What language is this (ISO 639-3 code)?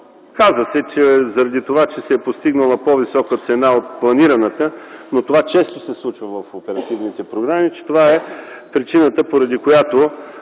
bul